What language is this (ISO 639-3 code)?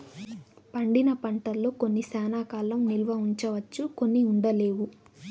tel